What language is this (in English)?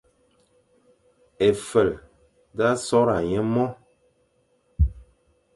Fang